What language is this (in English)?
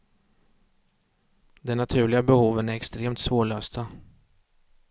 Swedish